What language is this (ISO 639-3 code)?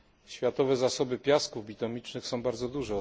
pol